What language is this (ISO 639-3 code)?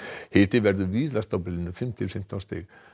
isl